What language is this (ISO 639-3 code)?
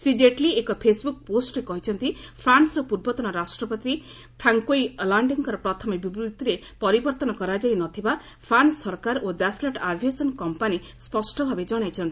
ori